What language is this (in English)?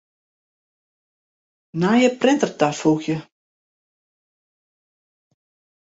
Western Frisian